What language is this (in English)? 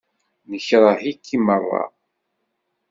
Kabyle